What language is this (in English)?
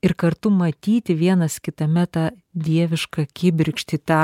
Lithuanian